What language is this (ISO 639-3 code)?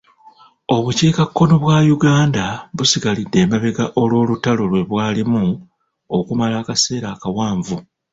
lug